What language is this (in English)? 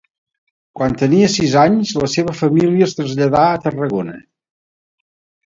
Catalan